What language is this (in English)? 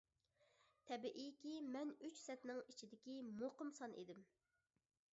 Uyghur